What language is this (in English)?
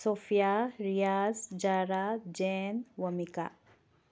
Manipuri